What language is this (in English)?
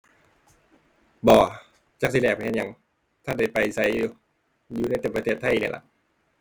Thai